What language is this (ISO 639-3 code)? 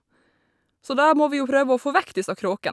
nor